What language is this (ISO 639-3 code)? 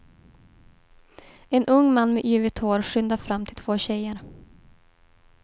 swe